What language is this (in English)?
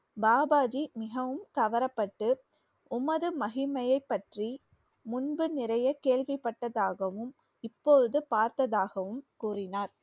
Tamil